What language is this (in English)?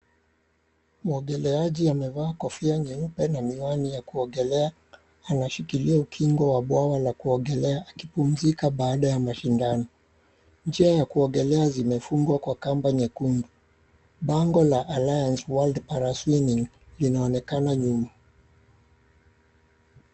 Swahili